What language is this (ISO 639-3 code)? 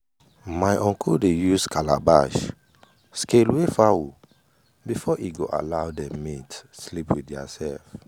pcm